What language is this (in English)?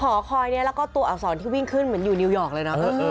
Thai